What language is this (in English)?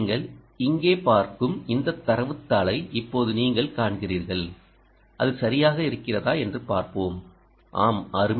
Tamil